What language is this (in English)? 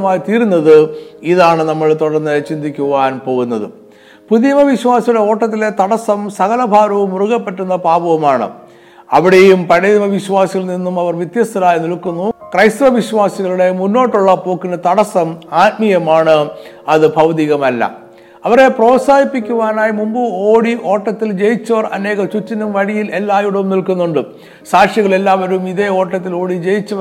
Malayalam